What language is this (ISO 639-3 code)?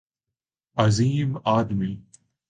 urd